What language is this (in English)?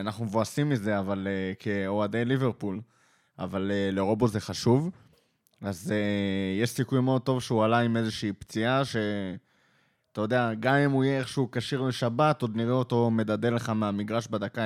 Hebrew